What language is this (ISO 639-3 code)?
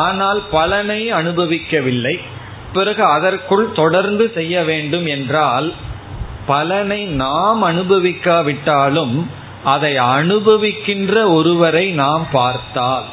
tam